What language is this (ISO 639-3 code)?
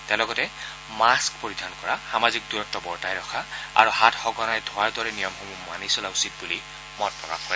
asm